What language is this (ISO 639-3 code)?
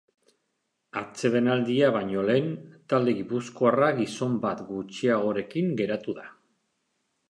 eus